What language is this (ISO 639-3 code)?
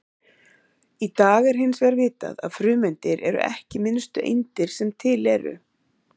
isl